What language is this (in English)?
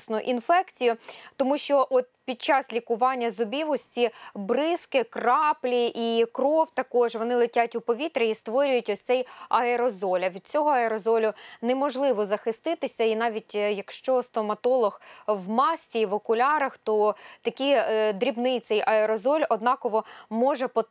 Ukrainian